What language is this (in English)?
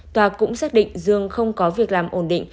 Vietnamese